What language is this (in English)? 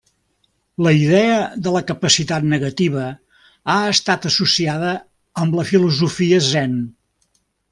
Catalan